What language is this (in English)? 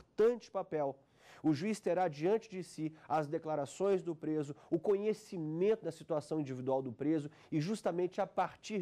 Portuguese